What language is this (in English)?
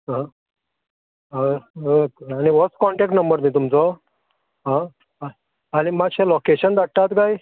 Konkani